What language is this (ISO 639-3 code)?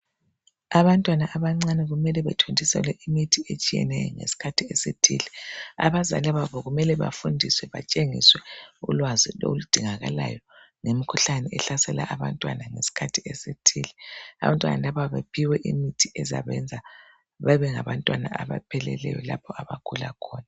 nde